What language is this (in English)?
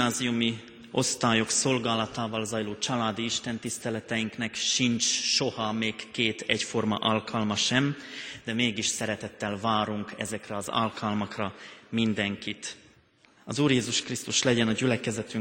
Hungarian